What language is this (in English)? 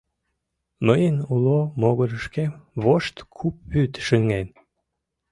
Mari